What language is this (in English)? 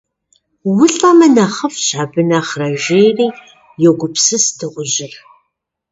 Kabardian